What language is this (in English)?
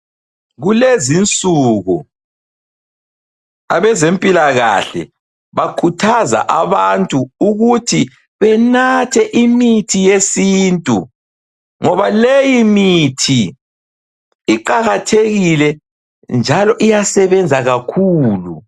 North Ndebele